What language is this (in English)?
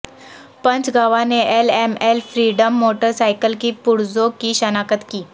Urdu